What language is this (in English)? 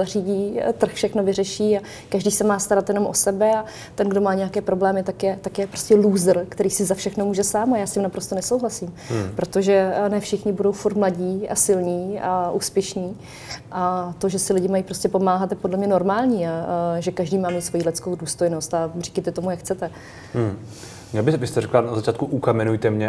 Czech